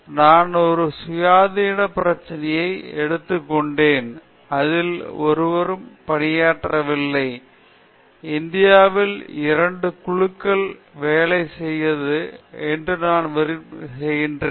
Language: Tamil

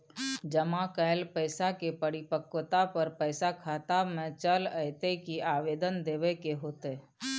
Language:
Maithili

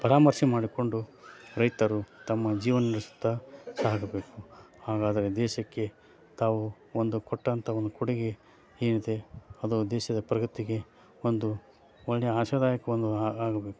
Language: Kannada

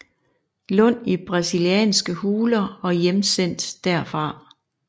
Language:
Danish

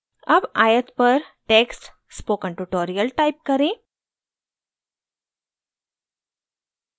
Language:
Hindi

